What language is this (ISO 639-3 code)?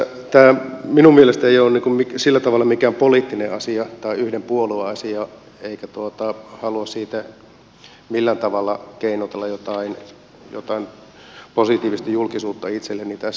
fin